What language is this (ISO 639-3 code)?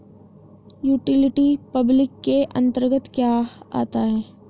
hin